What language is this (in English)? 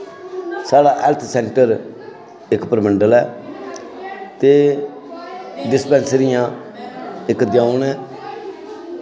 Dogri